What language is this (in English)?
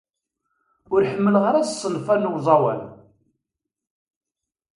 Kabyle